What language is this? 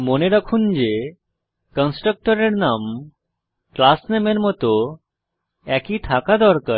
Bangla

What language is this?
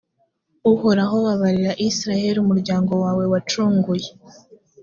Kinyarwanda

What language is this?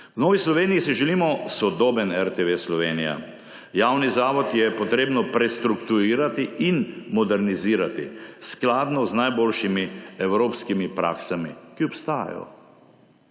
Slovenian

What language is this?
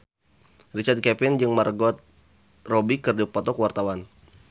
Sundanese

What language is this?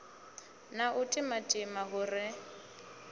Venda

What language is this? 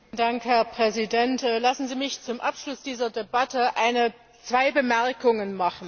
German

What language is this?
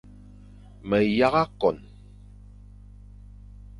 Fang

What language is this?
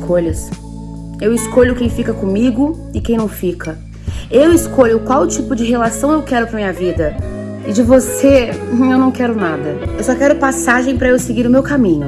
Portuguese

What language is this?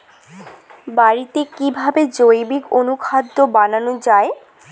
Bangla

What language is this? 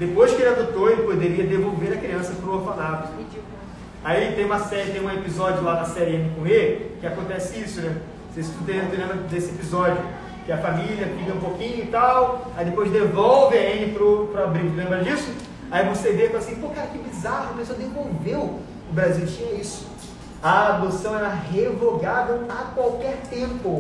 Portuguese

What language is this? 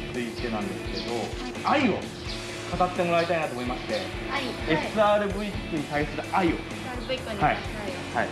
Japanese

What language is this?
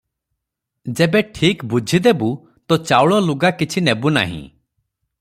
Odia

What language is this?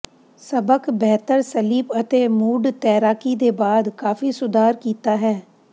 Punjabi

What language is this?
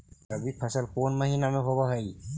Magahi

